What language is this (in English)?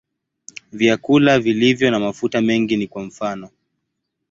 Swahili